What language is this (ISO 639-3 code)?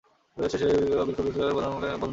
ben